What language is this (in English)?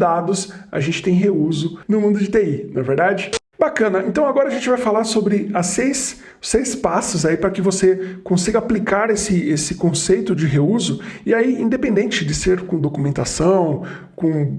Portuguese